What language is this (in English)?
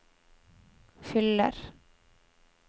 Norwegian